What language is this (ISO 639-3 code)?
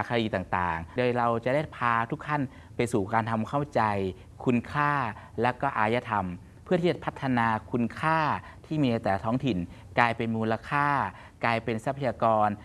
tha